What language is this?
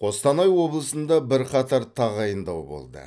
Kazakh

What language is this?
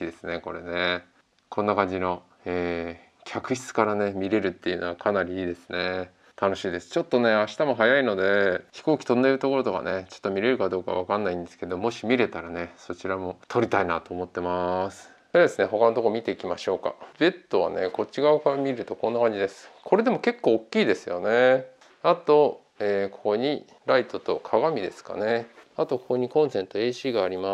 Japanese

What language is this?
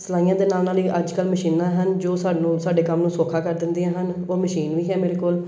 Punjabi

